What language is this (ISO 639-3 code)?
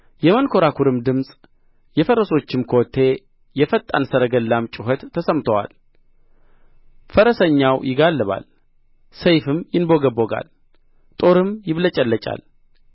amh